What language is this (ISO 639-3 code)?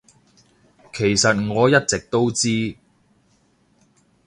yue